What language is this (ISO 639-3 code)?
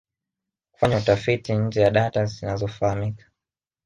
swa